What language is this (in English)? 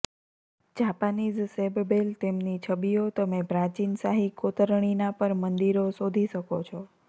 Gujarati